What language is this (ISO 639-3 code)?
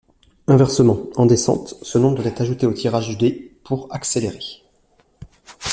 fra